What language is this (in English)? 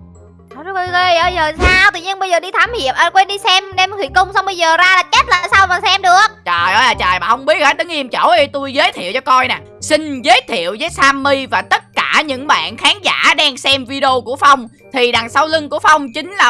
Vietnamese